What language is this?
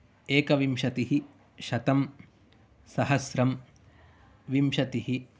Sanskrit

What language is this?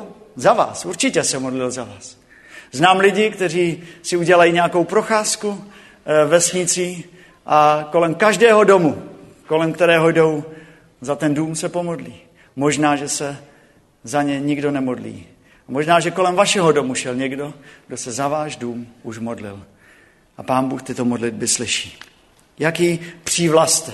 Czech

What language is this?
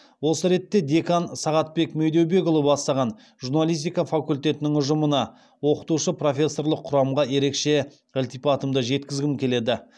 Kazakh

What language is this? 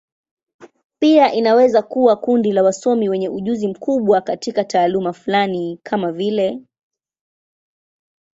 Swahili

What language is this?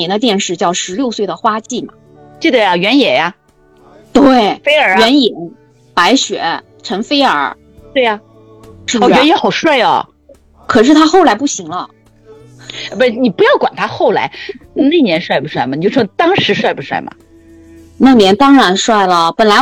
Chinese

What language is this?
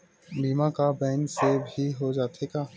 Chhattisgarhi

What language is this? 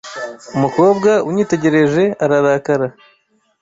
Kinyarwanda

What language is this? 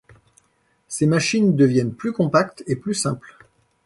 French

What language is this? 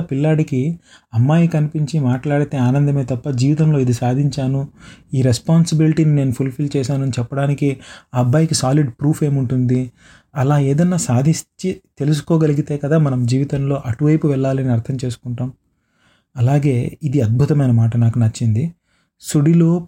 Telugu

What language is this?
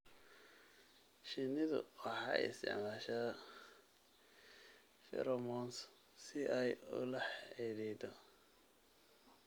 Somali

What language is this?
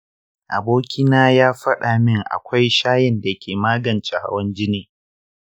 Hausa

